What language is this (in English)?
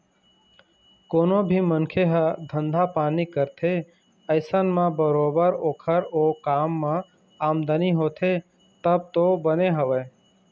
Chhattisgarhi